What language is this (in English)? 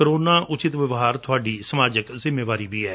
Punjabi